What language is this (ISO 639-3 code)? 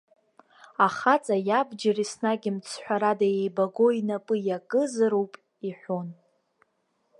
abk